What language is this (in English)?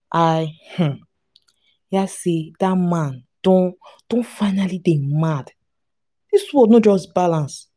Nigerian Pidgin